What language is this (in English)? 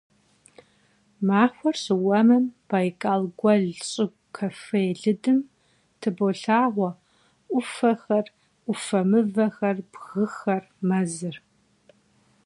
Kabardian